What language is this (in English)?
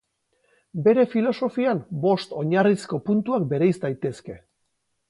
Basque